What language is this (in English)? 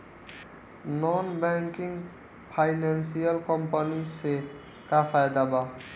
Bhojpuri